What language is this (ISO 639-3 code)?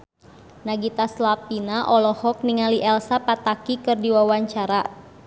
sun